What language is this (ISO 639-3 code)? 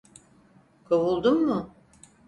tur